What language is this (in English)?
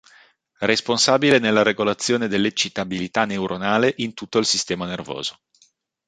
Italian